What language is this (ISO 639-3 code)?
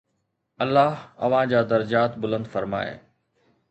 snd